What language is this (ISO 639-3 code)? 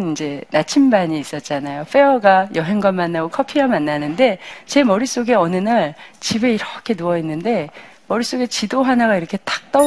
kor